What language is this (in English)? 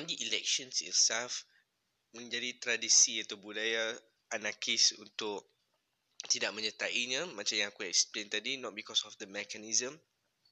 Malay